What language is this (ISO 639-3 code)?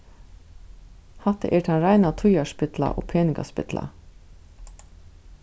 fao